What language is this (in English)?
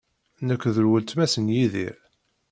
Kabyle